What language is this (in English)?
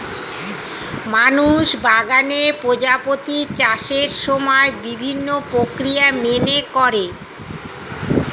Bangla